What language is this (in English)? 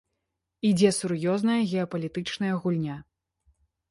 Belarusian